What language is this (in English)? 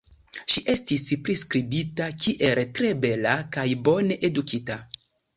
Esperanto